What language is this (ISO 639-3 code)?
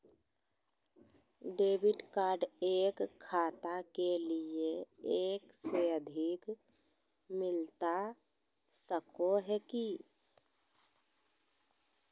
mag